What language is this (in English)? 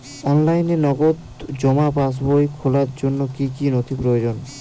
Bangla